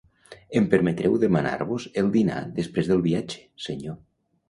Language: Catalan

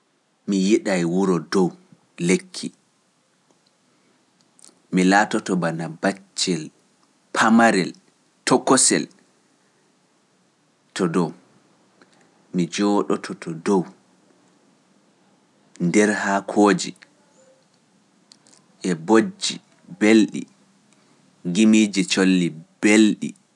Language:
Pular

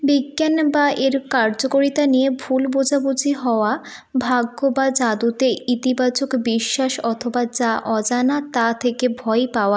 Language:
Bangla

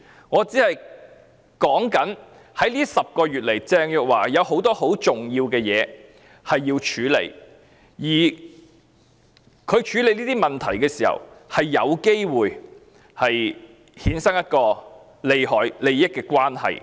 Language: Cantonese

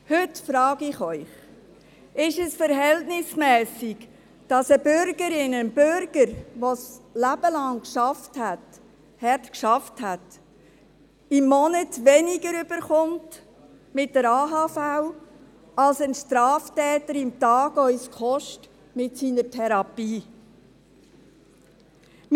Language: Swiss German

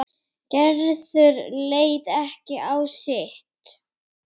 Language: Icelandic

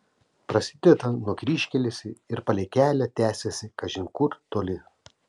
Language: Lithuanian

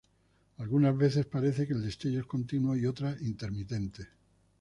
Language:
Spanish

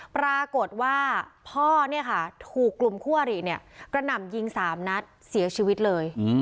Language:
Thai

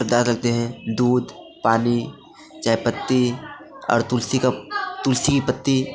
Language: Hindi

